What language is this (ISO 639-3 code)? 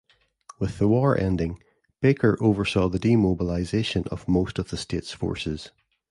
eng